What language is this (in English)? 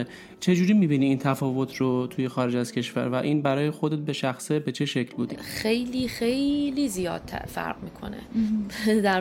Persian